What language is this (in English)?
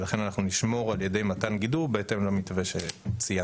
Hebrew